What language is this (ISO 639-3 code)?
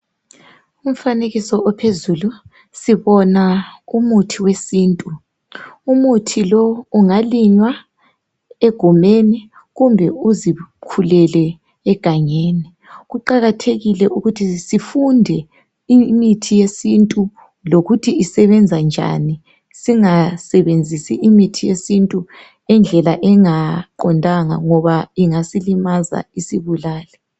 nde